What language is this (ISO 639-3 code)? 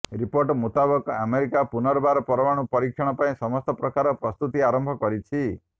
ori